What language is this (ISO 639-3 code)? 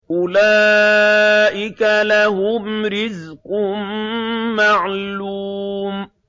ara